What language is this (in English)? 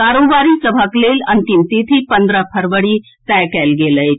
Maithili